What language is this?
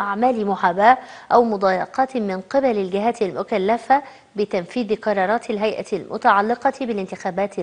Arabic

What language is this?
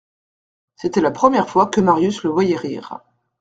French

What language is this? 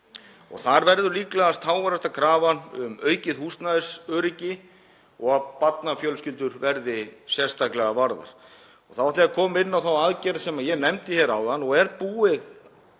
Icelandic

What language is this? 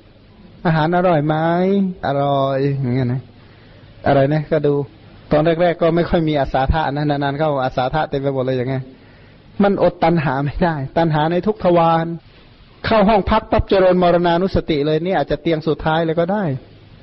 Thai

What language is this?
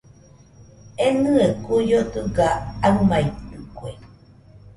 Nüpode Huitoto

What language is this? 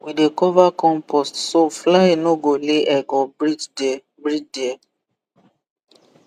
Nigerian Pidgin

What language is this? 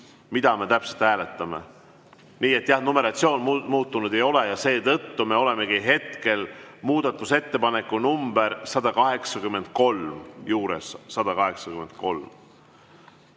Estonian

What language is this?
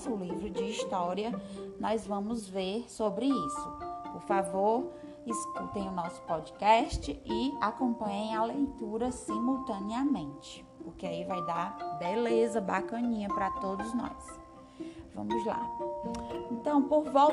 Portuguese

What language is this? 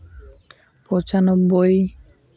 Santali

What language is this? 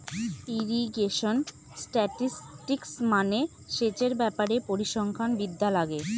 Bangla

